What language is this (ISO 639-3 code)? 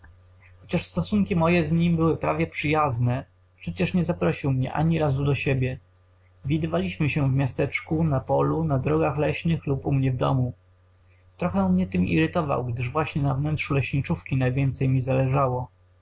pol